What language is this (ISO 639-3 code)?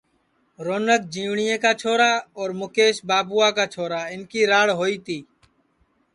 ssi